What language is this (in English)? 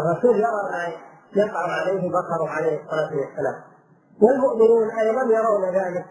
Arabic